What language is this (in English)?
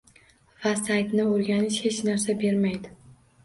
Uzbek